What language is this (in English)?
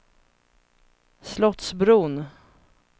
Swedish